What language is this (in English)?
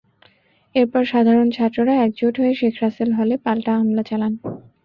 Bangla